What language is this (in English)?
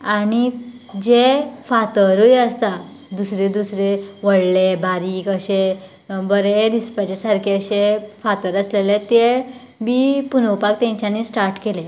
Konkani